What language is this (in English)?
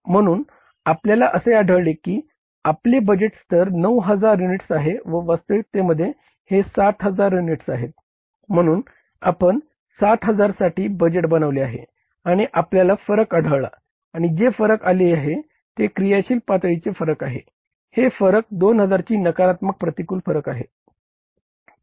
Marathi